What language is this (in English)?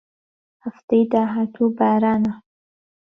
Central Kurdish